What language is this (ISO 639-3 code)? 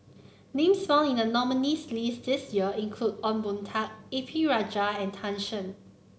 eng